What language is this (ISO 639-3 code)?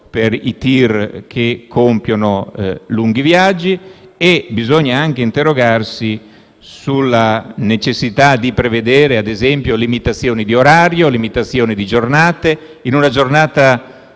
ita